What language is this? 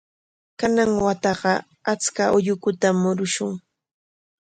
Corongo Ancash Quechua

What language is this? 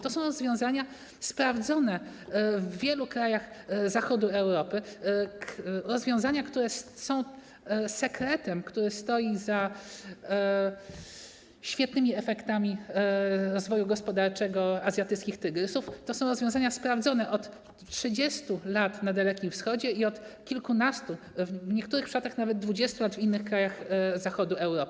Polish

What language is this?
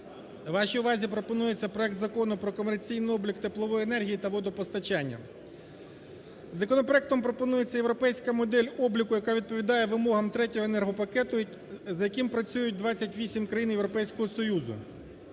Ukrainian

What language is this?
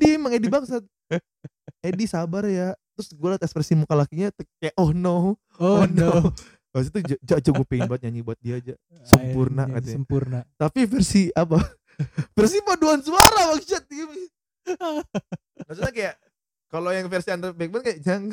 Indonesian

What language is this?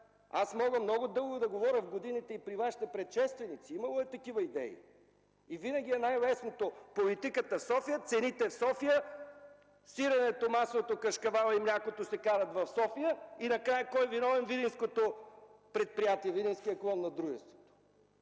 Bulgarian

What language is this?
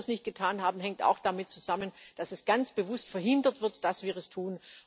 German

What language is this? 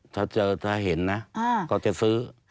Thai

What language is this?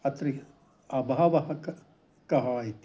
Sanskrit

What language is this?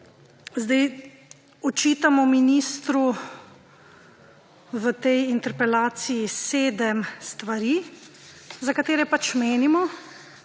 Slovenian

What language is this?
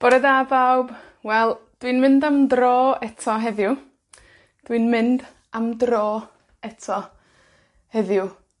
Welsh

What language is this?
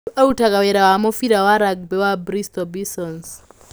Kikuyu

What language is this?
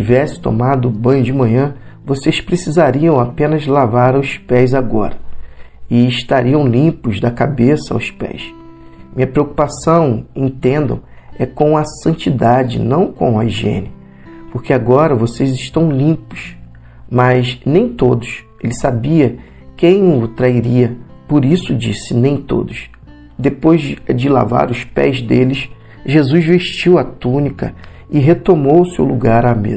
Portuguese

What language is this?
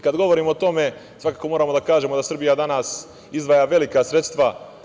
Serbian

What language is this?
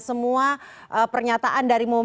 Indonesian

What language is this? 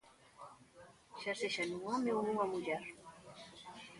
Galician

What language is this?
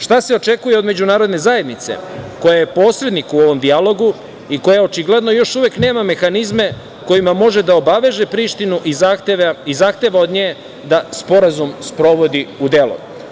Serbian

